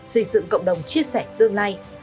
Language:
Vietnamese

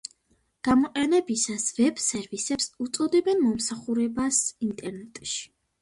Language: Georgian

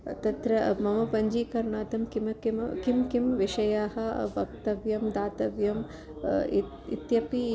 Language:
Sanskrit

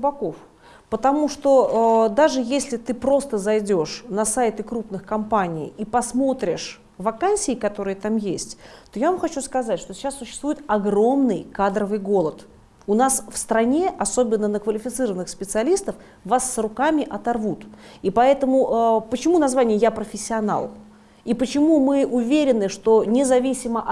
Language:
Russian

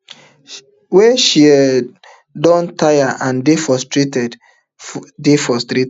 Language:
Nigerian Pidgin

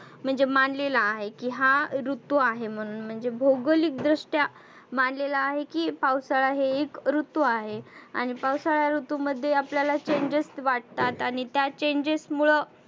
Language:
Marathi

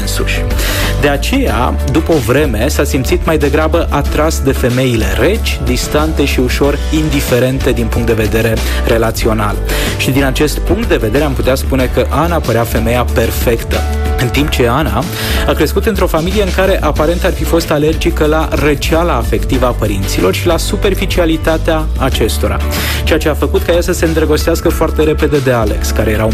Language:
Romanian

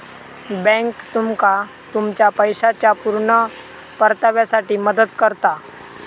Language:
Marathi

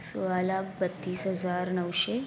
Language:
Marathi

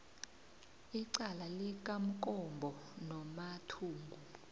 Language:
South Ndebele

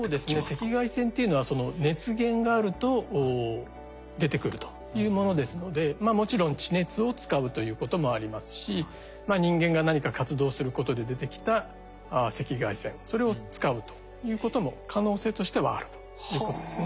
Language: Japanese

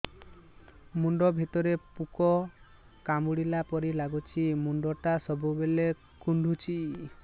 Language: Odia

